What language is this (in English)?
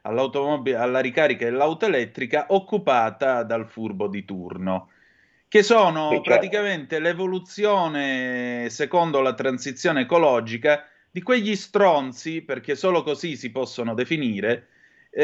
Italian